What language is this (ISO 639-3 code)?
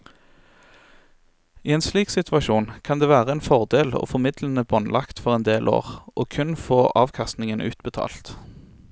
nor